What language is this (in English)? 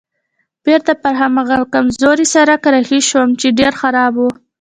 Pashto